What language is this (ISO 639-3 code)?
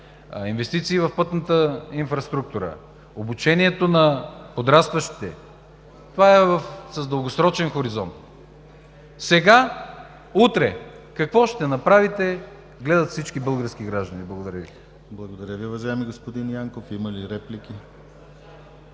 bul